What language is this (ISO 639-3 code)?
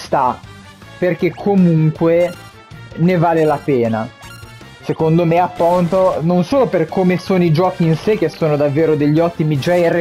ita